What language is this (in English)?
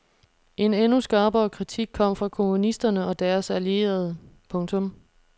Danish